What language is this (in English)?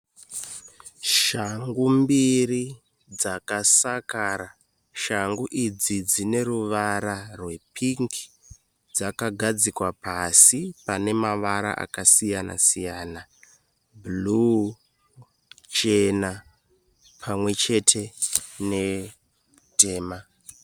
Shona